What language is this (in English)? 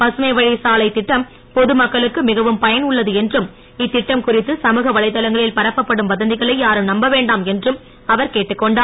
Tamil